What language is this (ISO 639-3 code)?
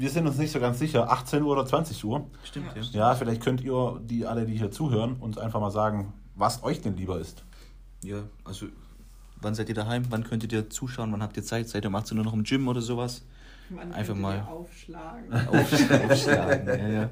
deu